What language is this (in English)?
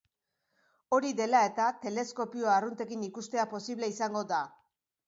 Basque